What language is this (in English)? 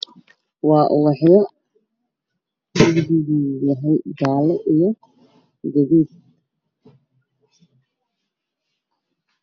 Somali